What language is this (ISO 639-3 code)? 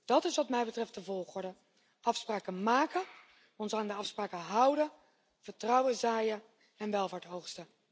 nld